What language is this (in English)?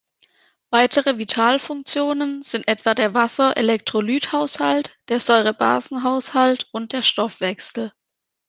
German